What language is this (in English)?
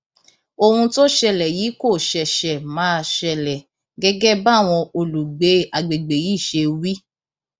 Yoruba